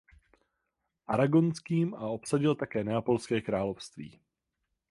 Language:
Czech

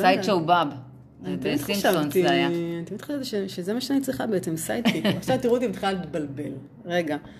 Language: Hebrew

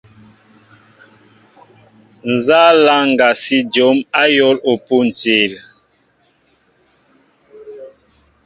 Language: Mbo (Cameroon)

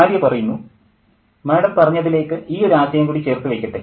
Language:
Malayalam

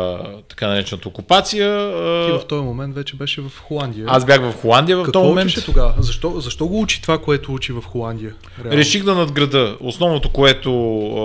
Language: Bulgarian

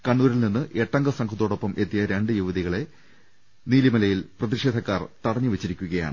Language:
Malayalam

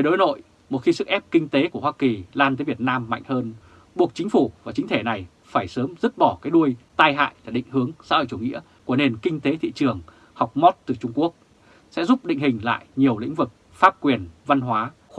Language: Vietnamese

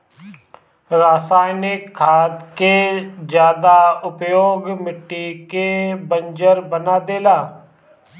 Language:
Bhojpuri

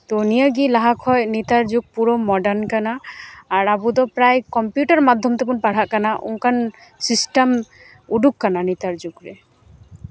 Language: Santali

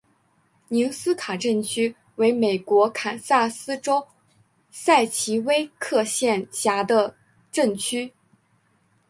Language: Chinese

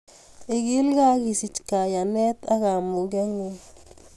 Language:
Kalenjin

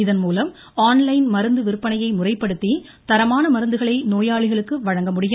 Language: Tamil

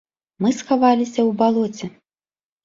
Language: Belarusian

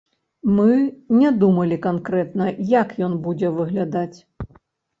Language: Belarusian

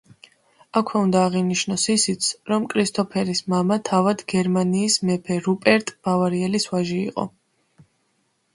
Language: Georgian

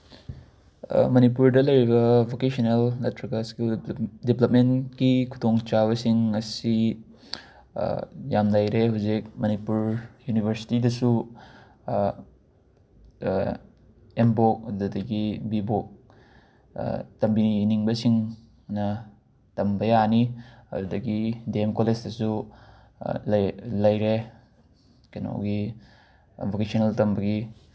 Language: Manipuri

